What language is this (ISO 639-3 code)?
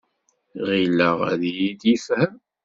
kab